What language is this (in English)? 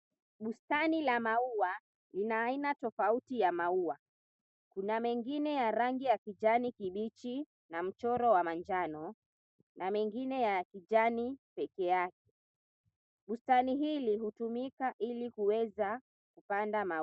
Swahili